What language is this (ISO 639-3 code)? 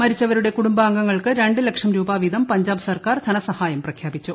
mal